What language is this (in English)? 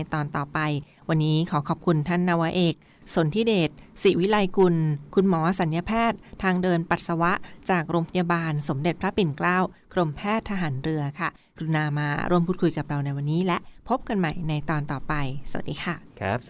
Thai